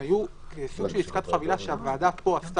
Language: Hebrew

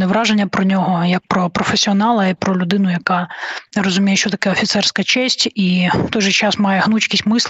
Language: Ukrainian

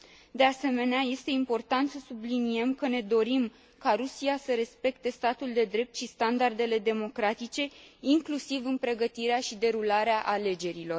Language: Romanian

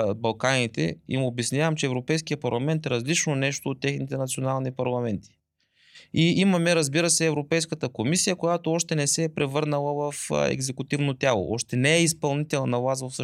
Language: Bulgarian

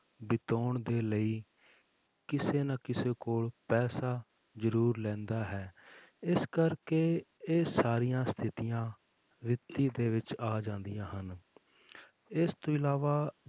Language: Punjabi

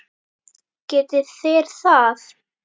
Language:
Icelandic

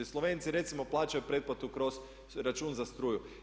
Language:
Croatian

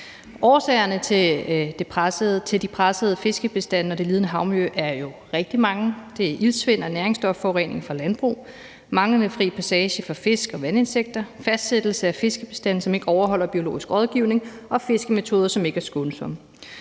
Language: Danish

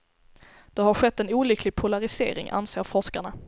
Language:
Swedish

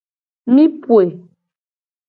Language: Gen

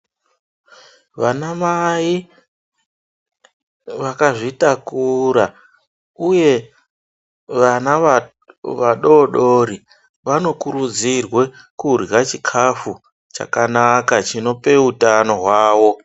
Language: Ndau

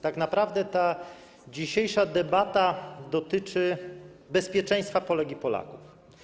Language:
Polish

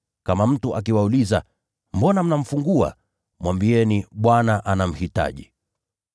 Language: Swahili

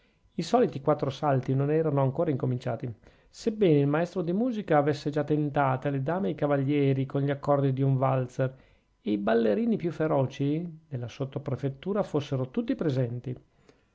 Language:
Italian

